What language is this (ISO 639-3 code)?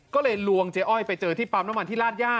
tha